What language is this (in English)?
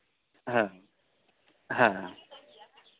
Santali